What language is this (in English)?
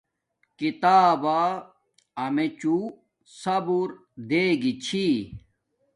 Domaaki